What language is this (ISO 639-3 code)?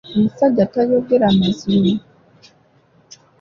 lug